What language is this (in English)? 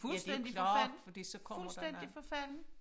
Danish